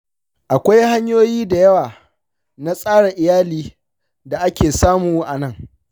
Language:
Hausa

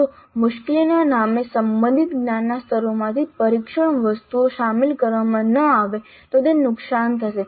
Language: Gujarati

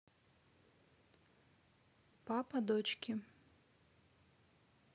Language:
Russian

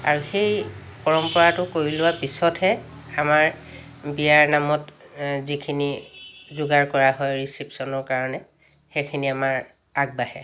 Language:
Assamese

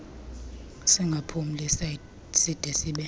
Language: Xhosa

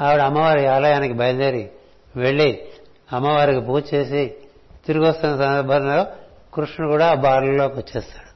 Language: Telugu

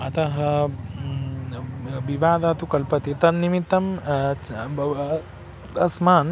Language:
Sanskrit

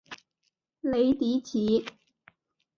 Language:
Chinese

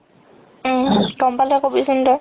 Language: Assamese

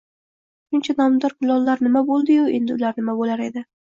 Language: Uzbek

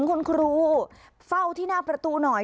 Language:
Thai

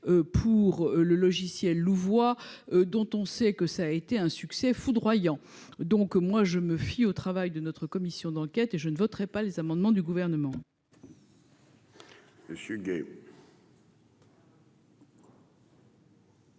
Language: French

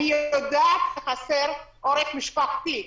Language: Hebrew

